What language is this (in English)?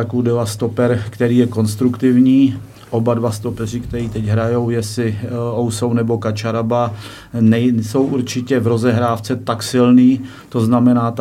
Czech